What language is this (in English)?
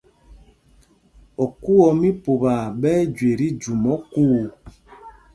Mpumpong